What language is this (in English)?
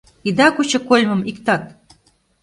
Mari